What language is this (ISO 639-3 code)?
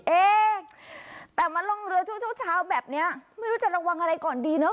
tha